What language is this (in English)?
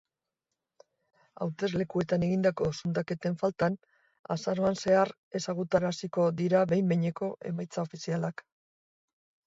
Basque